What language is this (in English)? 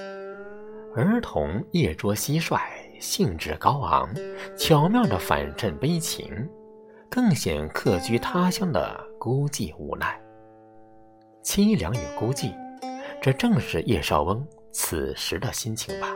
Chinese